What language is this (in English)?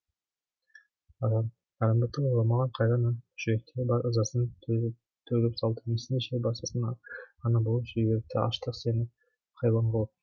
Kazakh